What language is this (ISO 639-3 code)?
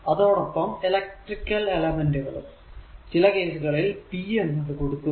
mal